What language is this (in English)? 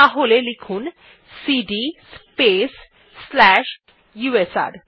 Bangla